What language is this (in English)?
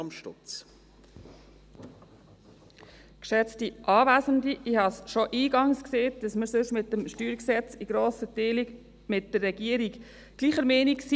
Swiss German